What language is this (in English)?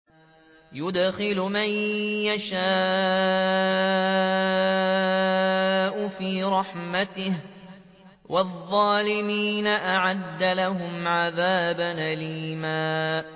Arabic